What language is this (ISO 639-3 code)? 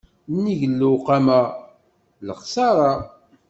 kab